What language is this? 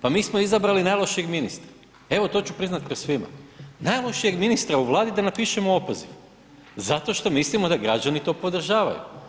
Croatian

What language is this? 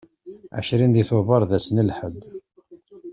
Kabyle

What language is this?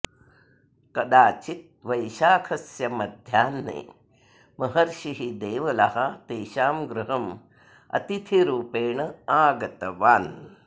Sanskrit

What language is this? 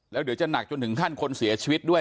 Thai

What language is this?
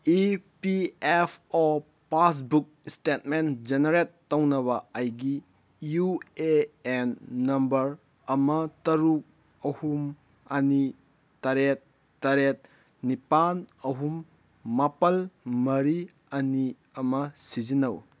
Manipuri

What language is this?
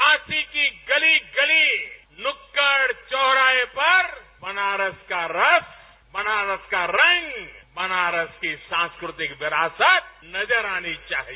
Hindi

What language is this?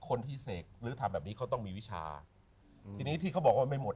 Thai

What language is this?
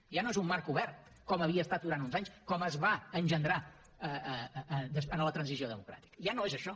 Catalan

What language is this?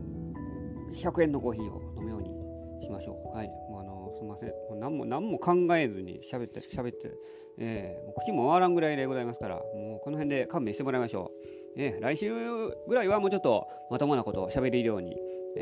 Japanese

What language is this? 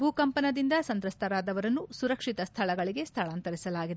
Kannada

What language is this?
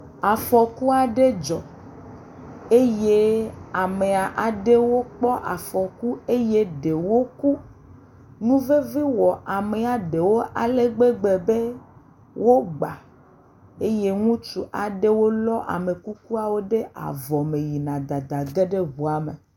Ewe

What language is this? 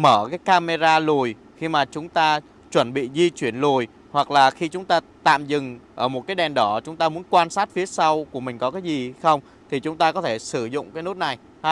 Vietnamese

